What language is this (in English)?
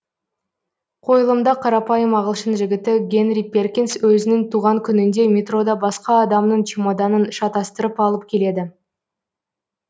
Kazakh